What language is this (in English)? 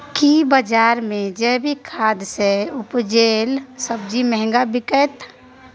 Maithili